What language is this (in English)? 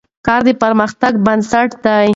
Pashto